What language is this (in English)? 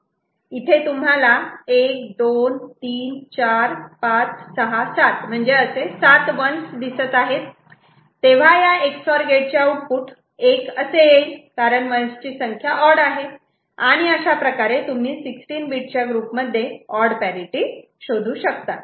Marathi